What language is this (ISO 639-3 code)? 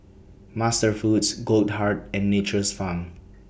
eng